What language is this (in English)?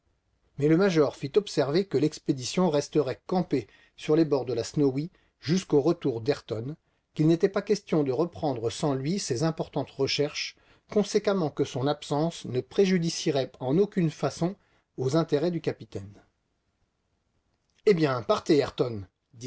French